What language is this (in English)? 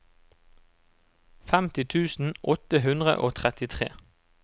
Norwegian